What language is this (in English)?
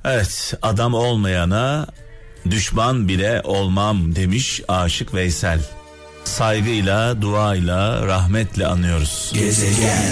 Turkish